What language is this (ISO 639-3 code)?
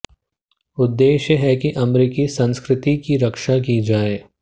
hin